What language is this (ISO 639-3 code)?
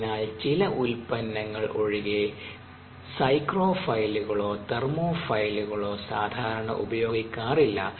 mal